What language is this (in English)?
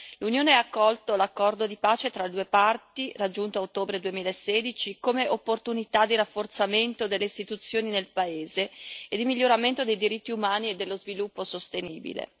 Italian